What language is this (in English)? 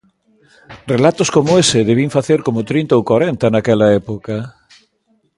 Galician